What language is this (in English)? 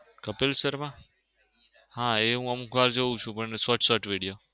Gujarati